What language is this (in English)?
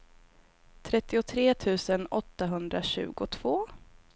Swedish